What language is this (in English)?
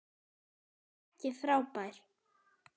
Icelandic